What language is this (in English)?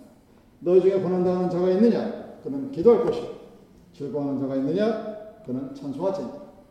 Korean